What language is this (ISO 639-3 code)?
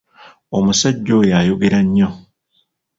lug